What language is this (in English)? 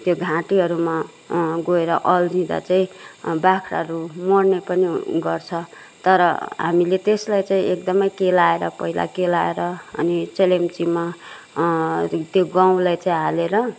Nepali